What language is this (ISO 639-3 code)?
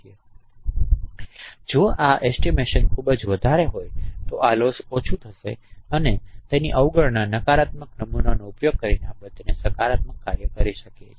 guj